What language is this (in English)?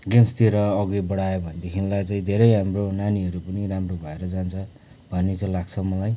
Nepali